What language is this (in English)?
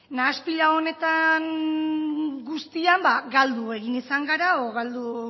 Basque